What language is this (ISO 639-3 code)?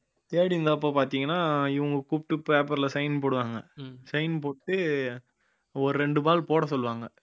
tam